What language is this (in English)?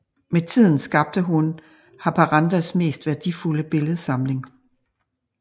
Danish